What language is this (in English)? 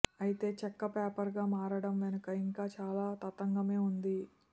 Telugu